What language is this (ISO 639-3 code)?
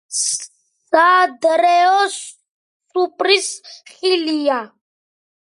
kat